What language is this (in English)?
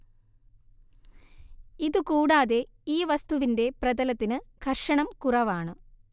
Malayalam